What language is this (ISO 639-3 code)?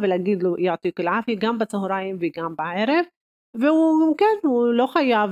heb